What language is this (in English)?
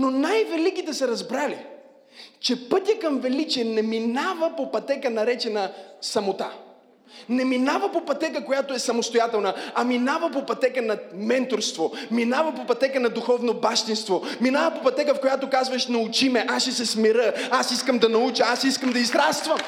Bulgarian